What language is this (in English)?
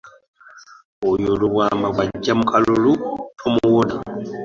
Ganda